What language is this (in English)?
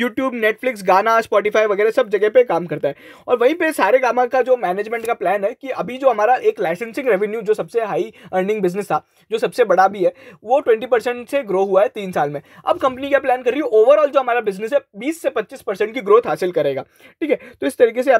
Hindi